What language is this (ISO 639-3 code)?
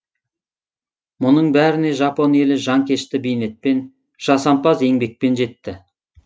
kaz